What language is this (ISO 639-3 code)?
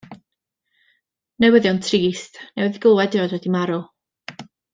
cym